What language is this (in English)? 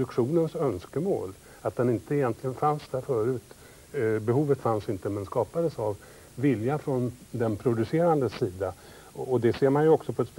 Swedish